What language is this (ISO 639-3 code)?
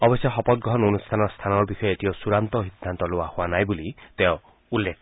asm